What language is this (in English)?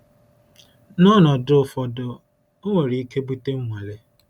Igbo